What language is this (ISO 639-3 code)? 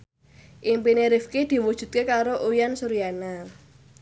jav